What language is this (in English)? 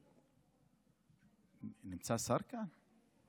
Hebrew